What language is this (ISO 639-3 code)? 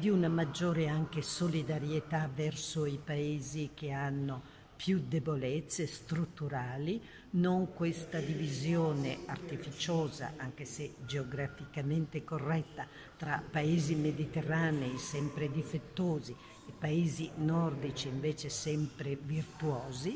ita